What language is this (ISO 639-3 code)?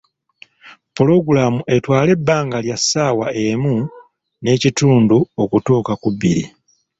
lug